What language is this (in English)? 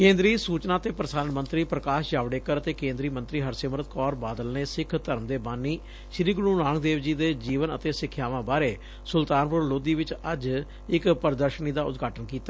Punjabi